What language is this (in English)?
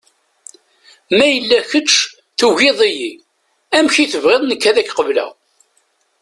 Kabyle